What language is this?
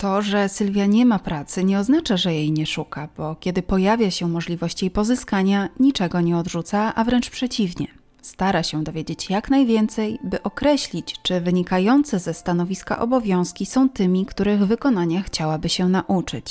Polish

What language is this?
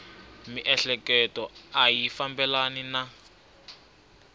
Tsonga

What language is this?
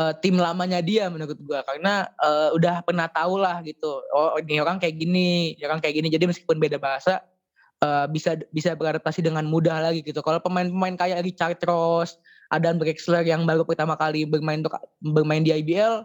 Indonesian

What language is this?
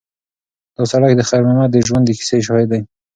Pashto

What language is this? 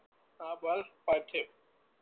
Gujarati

